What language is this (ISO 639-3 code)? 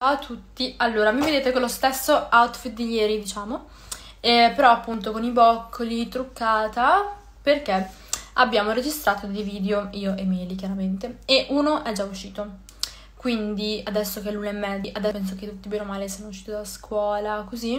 ita